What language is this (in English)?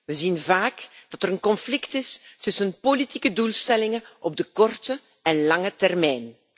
Dutch